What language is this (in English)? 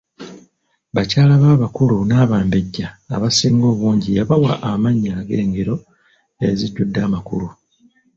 Ganda